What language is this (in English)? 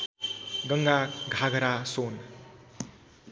Nepali